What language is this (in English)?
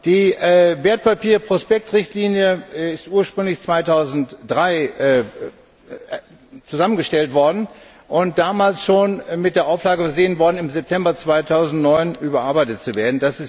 German